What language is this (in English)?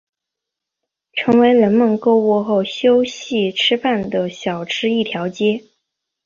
Chinese